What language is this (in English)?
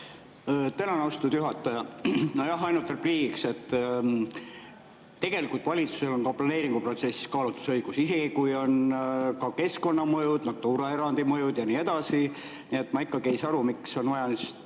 Estonian